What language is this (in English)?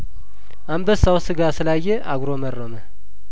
Amharic